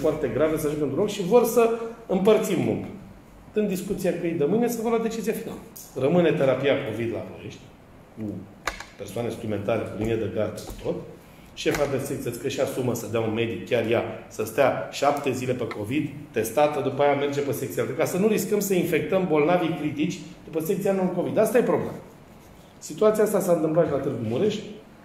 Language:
Romanian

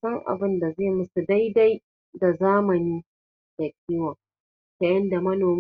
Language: Hausa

